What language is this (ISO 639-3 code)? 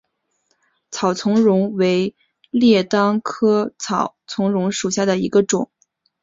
zho